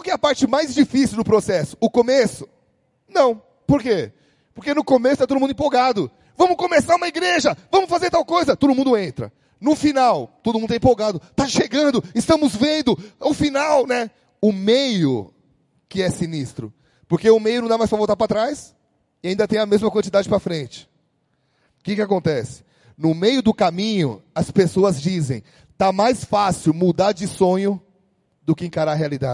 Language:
Portuguese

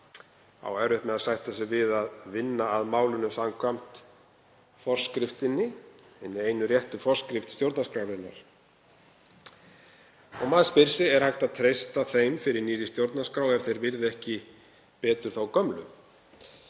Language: Icelandic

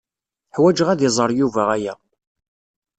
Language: Kabyle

